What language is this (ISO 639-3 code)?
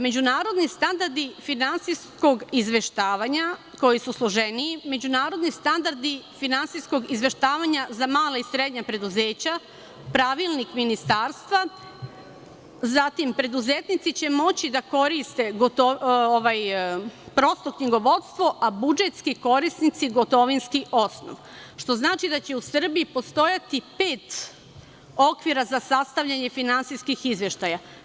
srp